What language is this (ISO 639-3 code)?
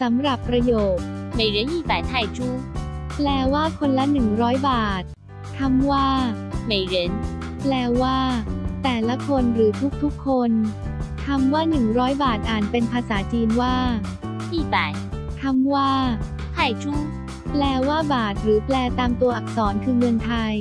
tha